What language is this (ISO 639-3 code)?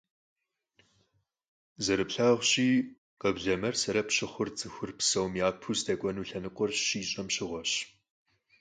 kbd